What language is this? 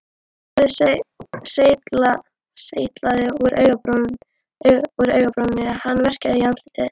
Icelandic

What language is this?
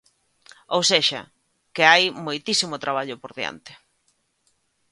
Galician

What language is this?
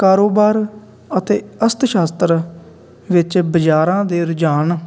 Punjabi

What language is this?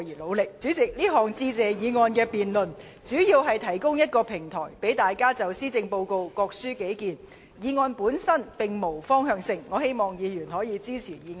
Cantonese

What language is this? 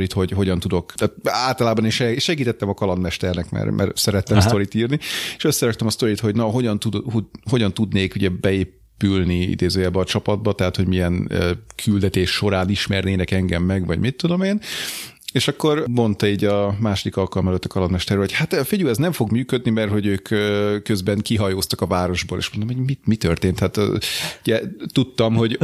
Hungarian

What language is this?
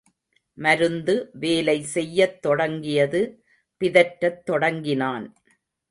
Tamil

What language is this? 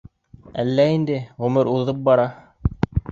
Bashkir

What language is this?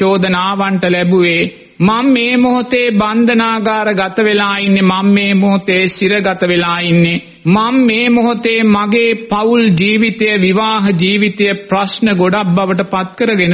Romanian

